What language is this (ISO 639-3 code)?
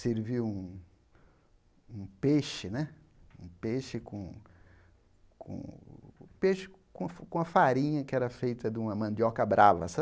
por